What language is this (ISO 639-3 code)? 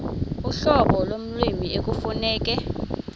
xho